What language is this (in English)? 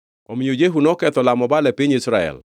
Luo (Kenya and Tanzania)